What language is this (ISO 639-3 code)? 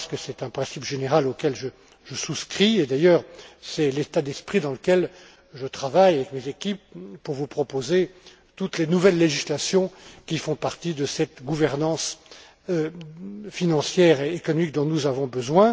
fra